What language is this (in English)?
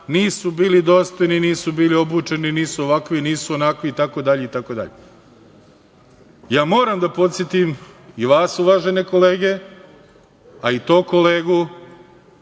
Serbian